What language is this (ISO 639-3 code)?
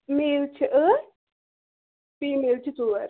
kas